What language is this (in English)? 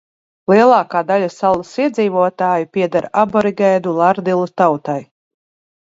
Latvian